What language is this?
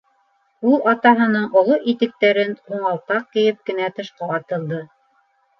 Bashkir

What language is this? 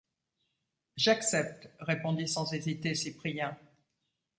French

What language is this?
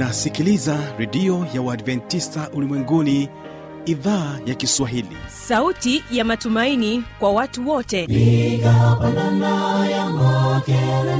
Swahili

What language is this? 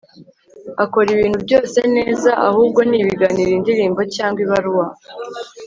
Kinyarwanda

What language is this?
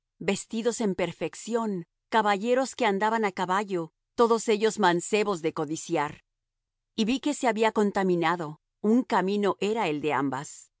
Spanish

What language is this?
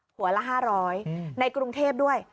Thai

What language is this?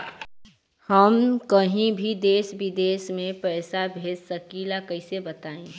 Bhojpuri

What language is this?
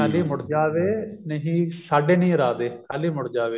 Punjabi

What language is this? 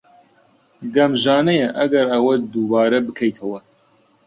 Central Kurdish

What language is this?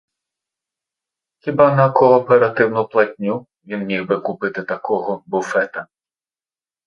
Ukrainian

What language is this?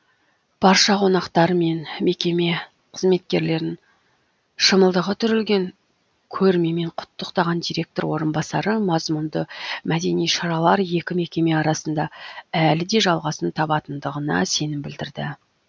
Kazakh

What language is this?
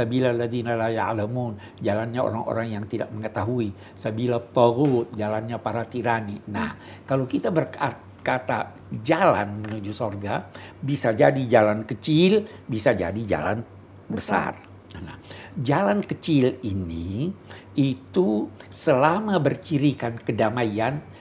Indonesian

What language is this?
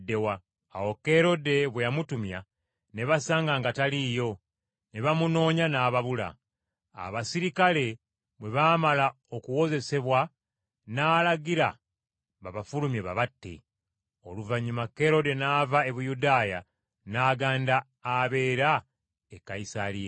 Ganda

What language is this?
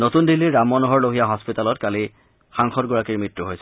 Assamese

